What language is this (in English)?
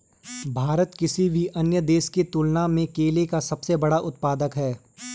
Hindi